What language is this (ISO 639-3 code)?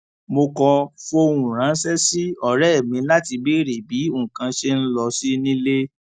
yor